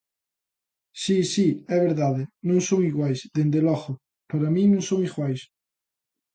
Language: Galician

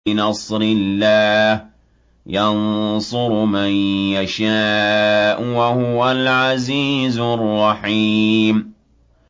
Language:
Arabic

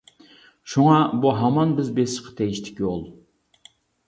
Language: Uyghur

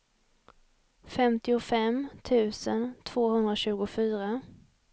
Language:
Swedish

